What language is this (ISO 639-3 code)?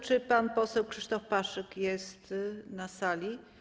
pol